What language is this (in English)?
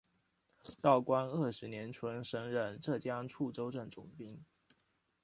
Chinese